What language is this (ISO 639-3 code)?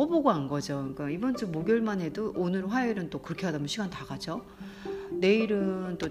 kor